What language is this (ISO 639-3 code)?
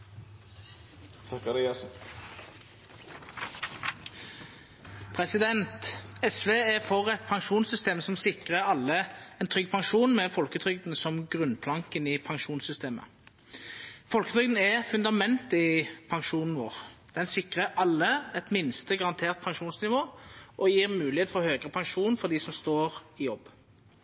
nno